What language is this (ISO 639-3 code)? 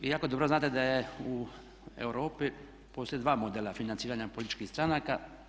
hrv